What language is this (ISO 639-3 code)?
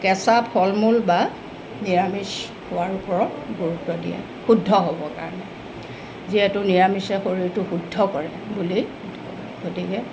asm